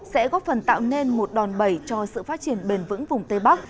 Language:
Vietnamese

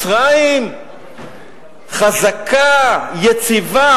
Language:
Hebrew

